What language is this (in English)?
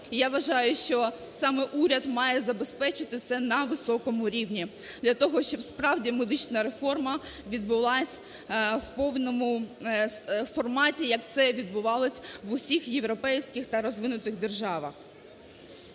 Ukrainian